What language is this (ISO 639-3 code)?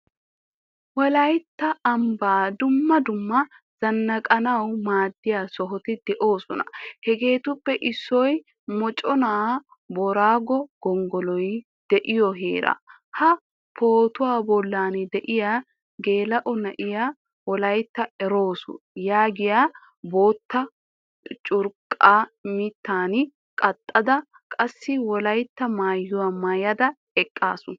wal